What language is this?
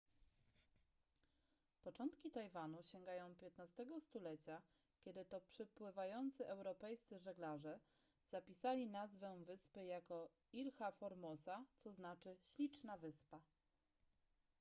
Polish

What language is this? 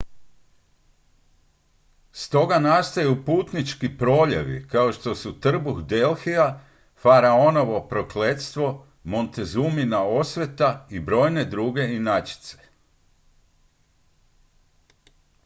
Croatian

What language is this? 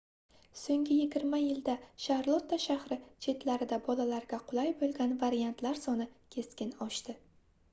Uzbek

